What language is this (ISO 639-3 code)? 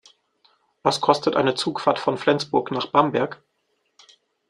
deu